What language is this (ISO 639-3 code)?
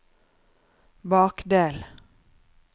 nor